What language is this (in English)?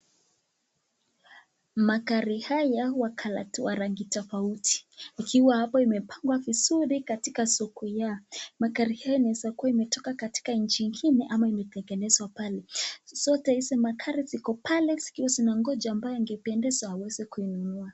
Swahili